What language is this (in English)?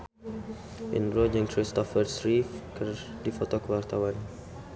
Sundanese